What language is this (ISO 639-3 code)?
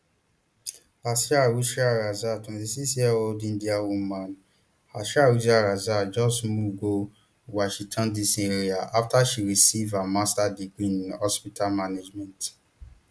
pcm